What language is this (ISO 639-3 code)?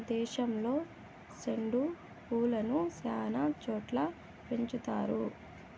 tel